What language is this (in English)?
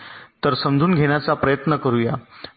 Marathi